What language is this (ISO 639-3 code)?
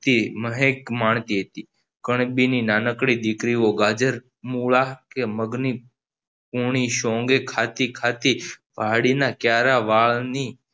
guj